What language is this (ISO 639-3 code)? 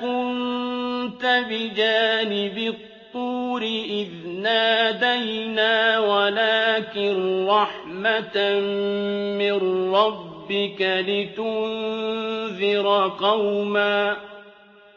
ara